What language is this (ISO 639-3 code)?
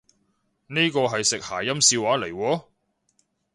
yue